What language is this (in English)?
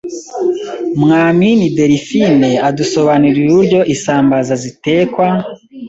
Kinyarwanda